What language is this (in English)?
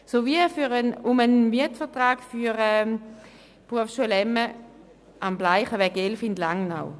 Swiss German